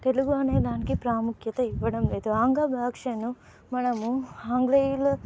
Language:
Telugu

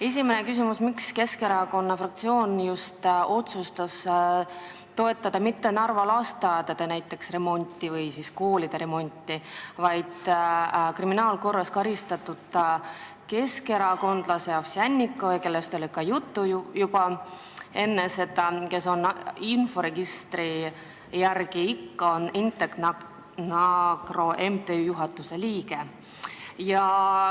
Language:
Estonian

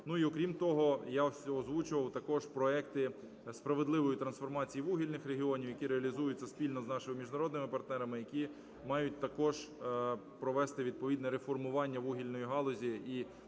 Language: Ukrainian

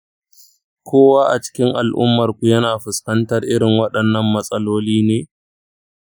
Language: Hausa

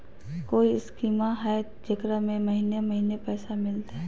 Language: Magahi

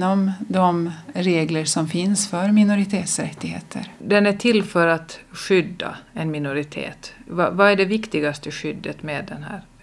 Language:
Swedish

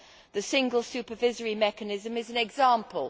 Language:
English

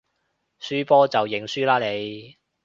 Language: Cantonese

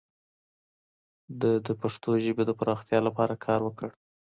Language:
Pashto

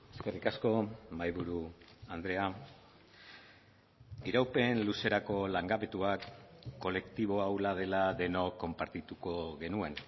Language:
Basque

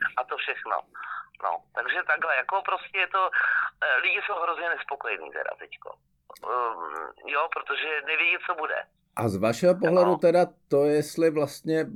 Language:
Czech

